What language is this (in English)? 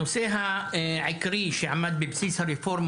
Hebrew